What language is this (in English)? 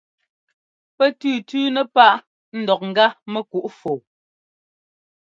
Ngomba